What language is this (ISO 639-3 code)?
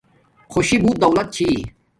dmk